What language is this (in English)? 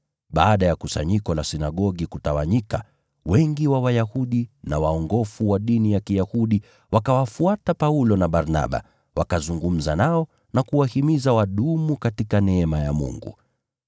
Swahili